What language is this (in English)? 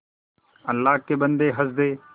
Hindi